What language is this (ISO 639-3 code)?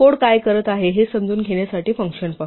mar